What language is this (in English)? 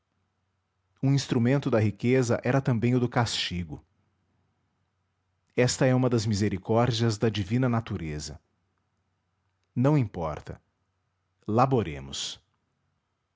Portuguese